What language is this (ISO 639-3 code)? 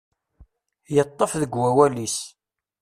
kab